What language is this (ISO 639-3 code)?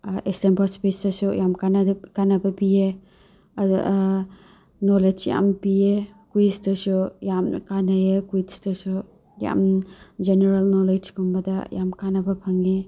mni